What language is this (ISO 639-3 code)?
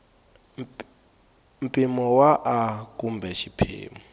tso